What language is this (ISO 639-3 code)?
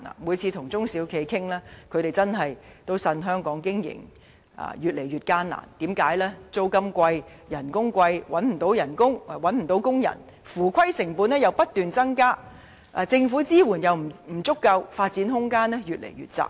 yue